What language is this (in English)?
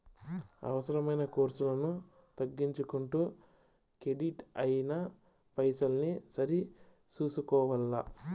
Telugu